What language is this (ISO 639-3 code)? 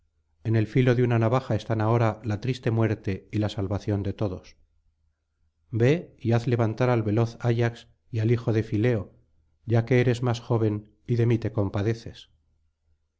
spa